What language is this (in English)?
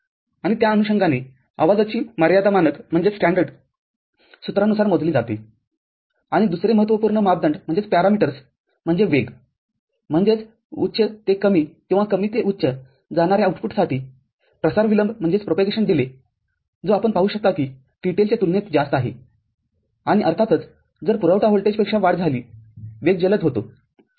Marathi